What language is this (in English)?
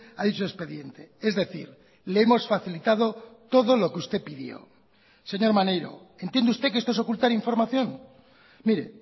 Spanish